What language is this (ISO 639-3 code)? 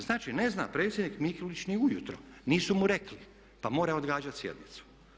hrv